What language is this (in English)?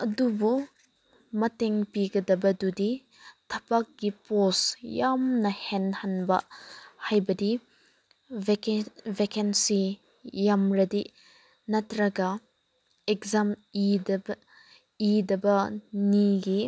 Manipuri